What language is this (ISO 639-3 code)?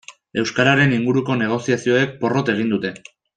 eus